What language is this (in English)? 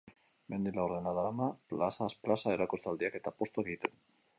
Basque